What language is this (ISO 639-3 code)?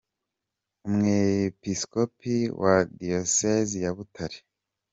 kin